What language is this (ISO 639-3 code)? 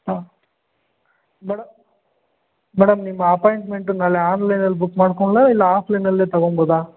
kan